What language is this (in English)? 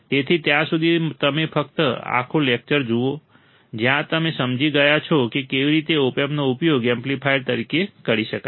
Gujarati